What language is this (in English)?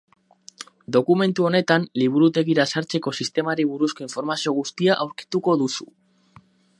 Basque